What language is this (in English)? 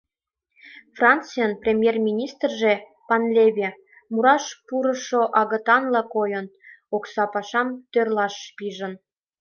Mari